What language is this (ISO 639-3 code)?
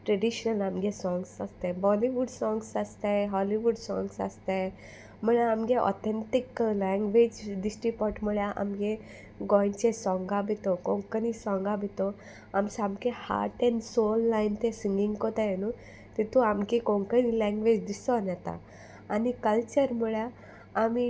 kok